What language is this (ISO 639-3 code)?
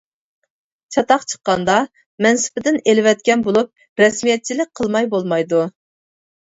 uig